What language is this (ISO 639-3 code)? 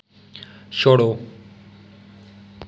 doi